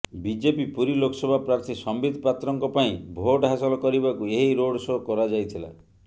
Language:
Odia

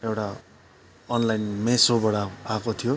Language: Nepali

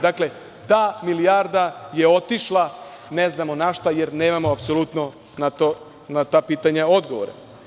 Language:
Serbian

